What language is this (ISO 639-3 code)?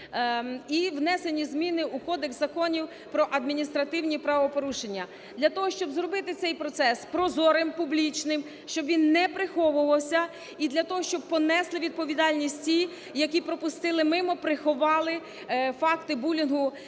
ukr